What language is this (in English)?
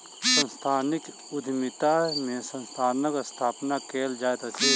Maithili